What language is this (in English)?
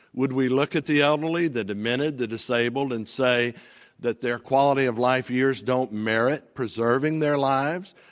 English